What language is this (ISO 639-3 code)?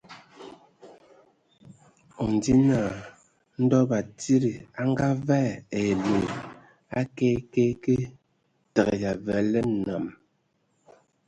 ewo